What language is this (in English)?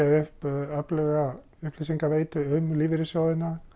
Icelandic